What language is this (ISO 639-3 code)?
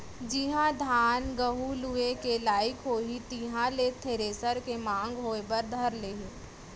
hne